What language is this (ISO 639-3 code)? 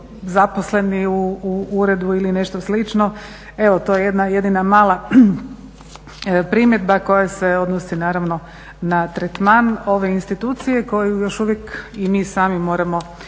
hrv